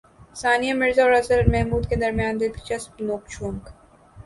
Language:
Urdu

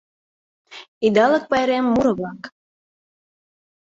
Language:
Mari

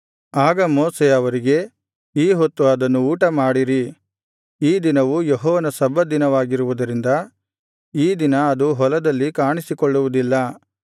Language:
Kannada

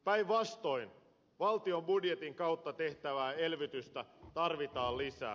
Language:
Finnish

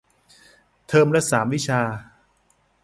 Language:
Thai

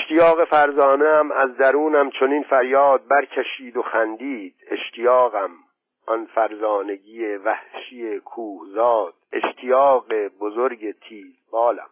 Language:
Persian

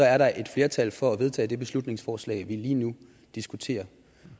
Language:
Danish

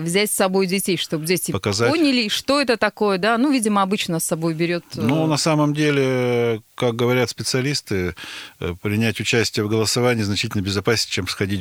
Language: Russian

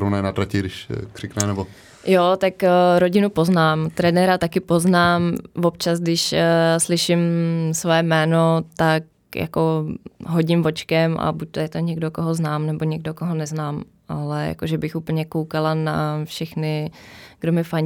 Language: Czech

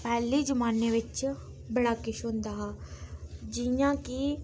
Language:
Dogri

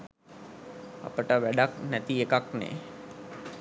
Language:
Sinhala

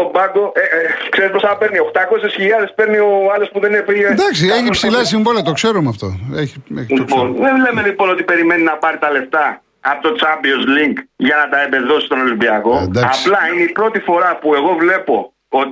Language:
Greek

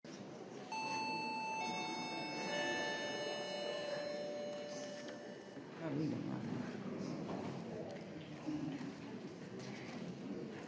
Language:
Slovenian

